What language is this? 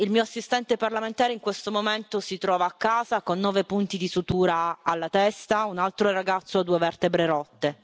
Italian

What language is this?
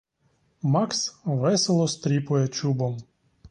Ukrainian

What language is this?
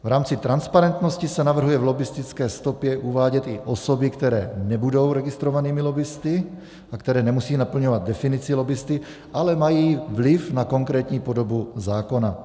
Czech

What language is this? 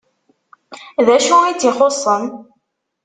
Kabyle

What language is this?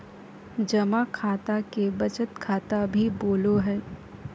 Magahi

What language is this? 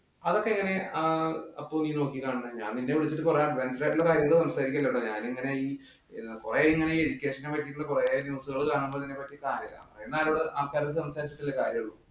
Malayalam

